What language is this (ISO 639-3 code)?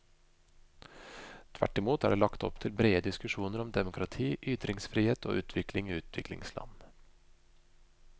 nor